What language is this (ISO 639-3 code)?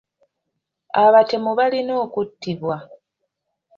lug